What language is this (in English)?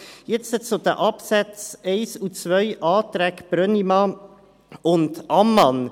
Swiss German